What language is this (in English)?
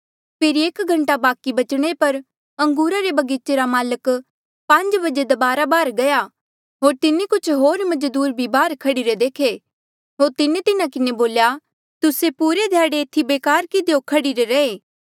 Mandeali